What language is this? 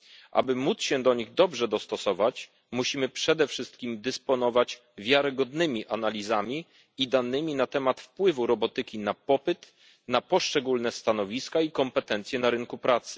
Polish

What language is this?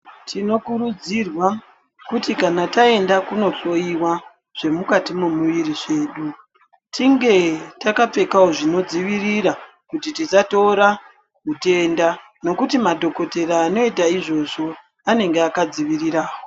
Ndau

